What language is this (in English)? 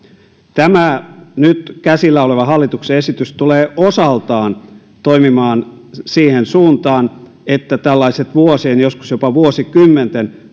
Finnish